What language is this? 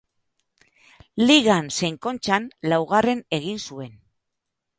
Basque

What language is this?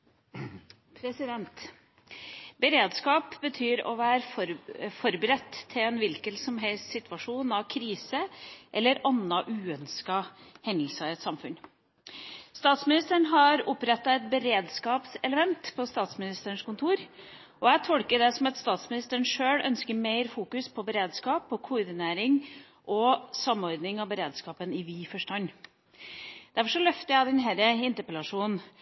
Norwegian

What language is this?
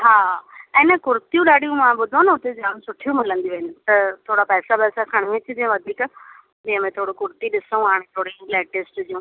Sindhi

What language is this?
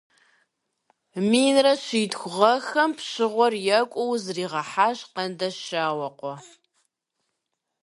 Kabardian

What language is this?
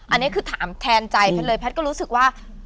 Thai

